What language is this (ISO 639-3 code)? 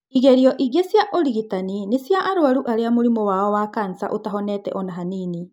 kik